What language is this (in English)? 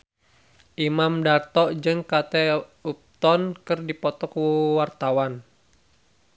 Sundanese